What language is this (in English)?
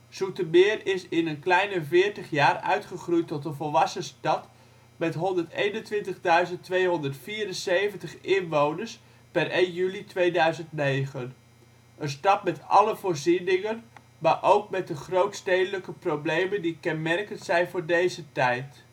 Dutch